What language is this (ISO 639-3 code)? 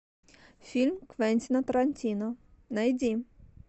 rus